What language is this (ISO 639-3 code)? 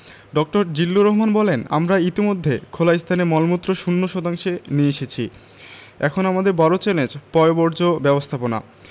ben